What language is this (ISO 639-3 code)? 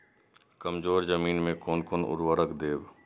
mai